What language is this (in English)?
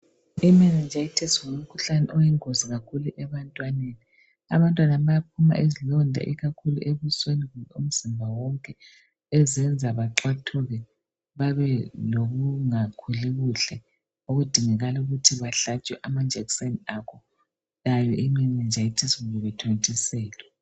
North Ndebele